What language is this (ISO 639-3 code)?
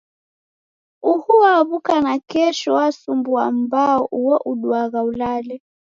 dav